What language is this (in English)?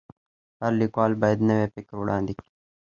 Pashto